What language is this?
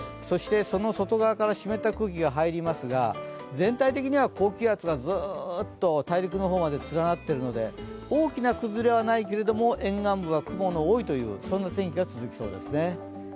Japanese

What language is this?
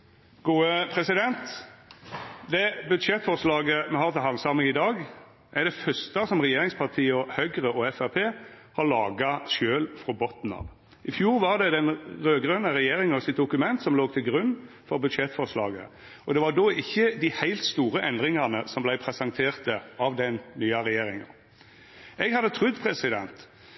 Norwegian Nynorsk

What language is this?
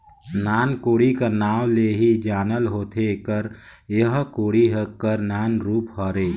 Chhattisgarhi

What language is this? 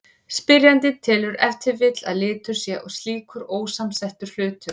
Icelandic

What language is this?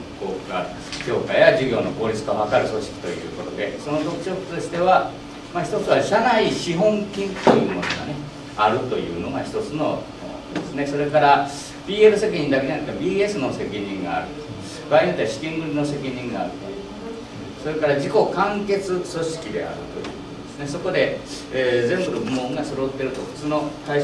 Japanese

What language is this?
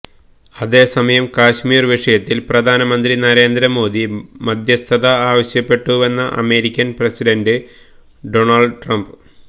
Malayalam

